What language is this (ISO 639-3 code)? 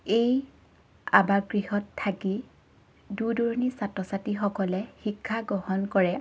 asm